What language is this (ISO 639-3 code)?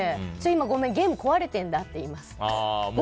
jpn